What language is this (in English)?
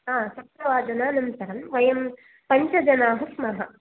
Sanskrit